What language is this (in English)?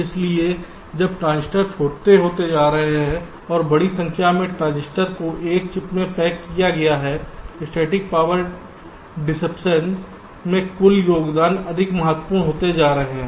Hindi